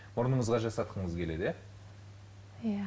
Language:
Kazakh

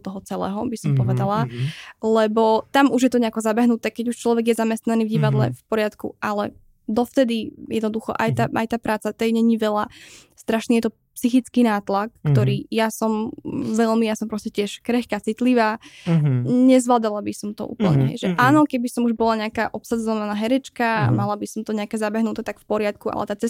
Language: Czech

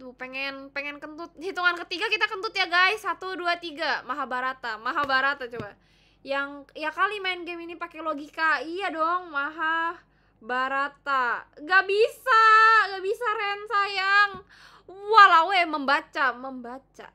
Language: Indonesian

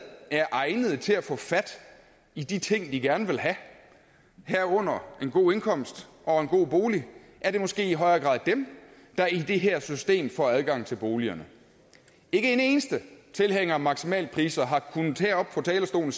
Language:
Danish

